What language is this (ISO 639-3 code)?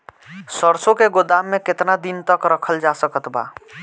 bho